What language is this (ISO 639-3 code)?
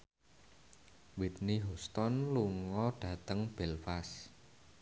jav